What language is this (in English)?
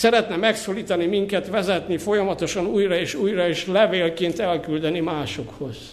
Hungarian